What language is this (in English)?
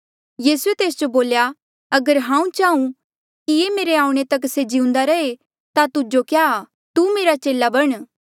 Mandeali